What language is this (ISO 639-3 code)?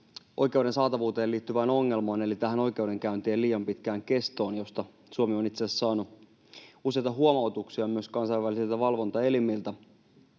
fin